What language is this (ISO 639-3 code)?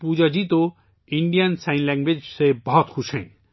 urd